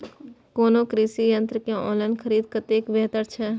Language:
Maithili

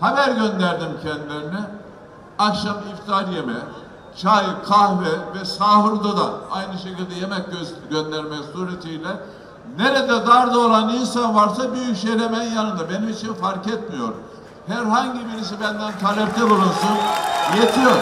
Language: Turkish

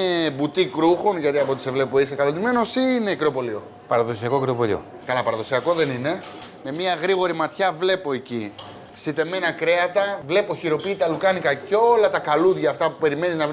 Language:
Greek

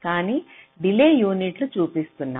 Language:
Telugu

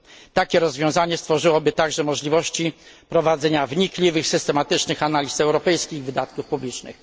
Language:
Polish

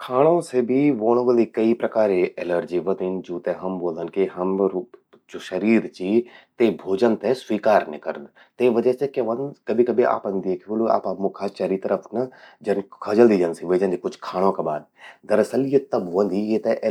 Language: Garhwali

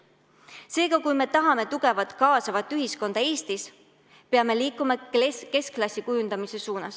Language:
Estonian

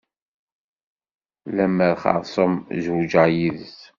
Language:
Kabyle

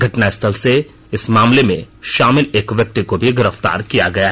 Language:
Hindi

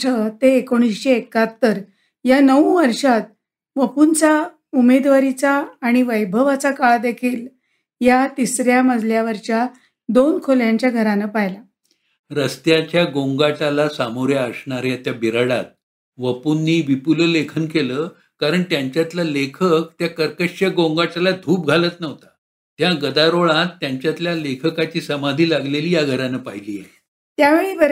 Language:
Marathi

